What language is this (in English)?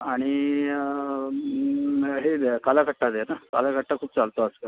Marathi